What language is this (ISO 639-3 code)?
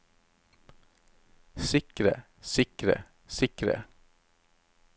nor